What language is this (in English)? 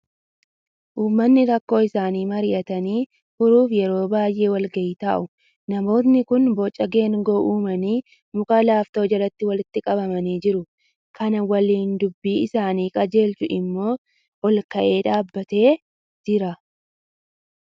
Oromo